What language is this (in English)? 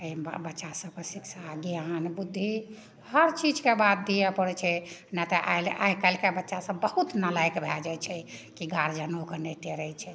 Maithili